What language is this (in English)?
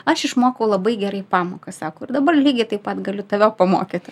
Lithuanian